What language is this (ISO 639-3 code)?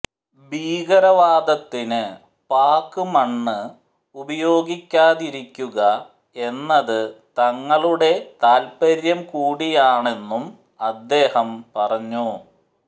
mal